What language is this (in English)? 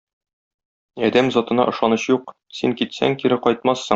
Tatar